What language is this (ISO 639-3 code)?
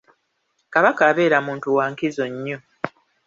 lug